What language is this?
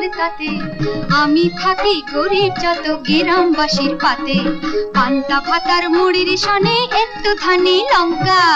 Hindi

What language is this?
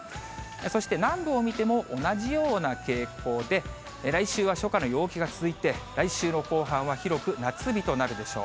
Japanese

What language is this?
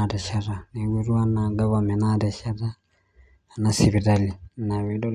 Masai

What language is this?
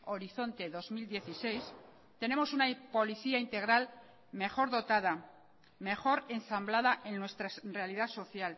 Spanish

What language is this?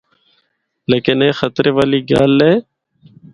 Northern Hindko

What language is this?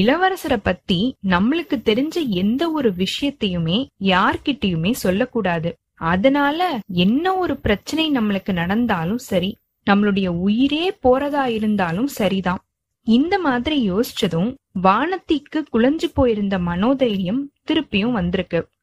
Tamil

